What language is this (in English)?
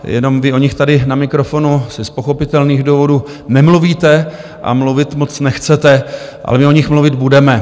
Czech